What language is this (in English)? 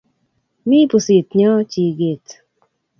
Kalenjin